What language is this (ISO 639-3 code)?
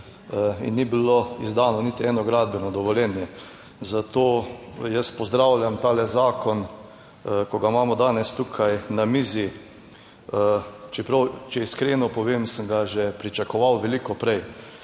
slv